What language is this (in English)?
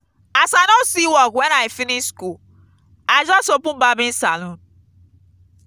Nigerian Pidgin